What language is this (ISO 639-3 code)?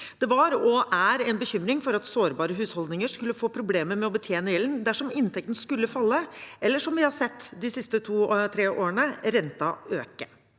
nor